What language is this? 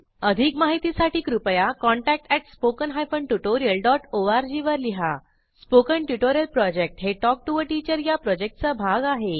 Marathi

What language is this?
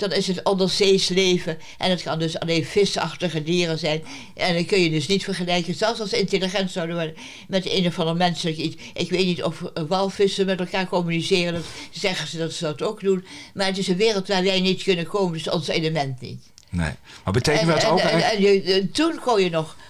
Dutch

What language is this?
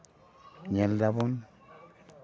Santali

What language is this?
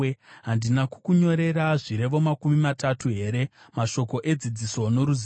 Shona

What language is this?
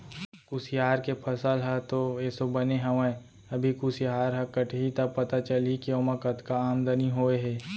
Chhattisgarhi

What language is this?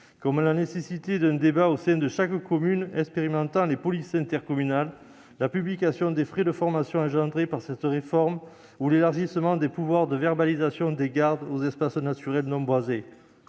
French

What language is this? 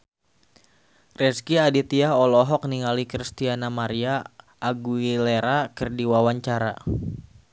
Sundanese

